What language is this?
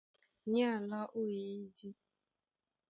Duala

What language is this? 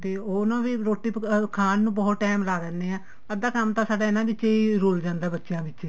Punjabi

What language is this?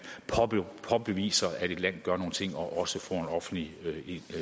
Danish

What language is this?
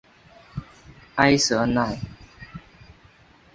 Chinese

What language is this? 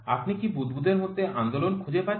Bangla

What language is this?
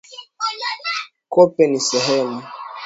Swahili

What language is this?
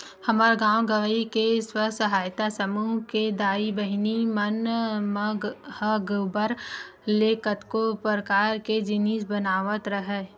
Chhattisgarhi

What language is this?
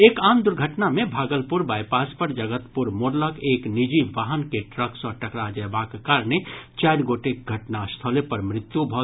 Maithili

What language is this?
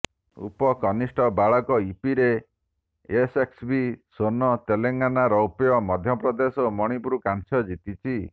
Odia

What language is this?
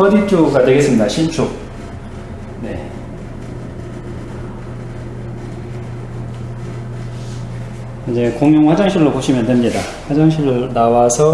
Korean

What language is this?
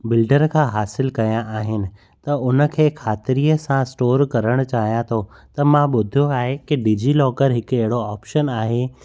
Sindhi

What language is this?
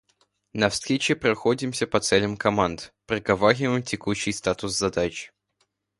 Russian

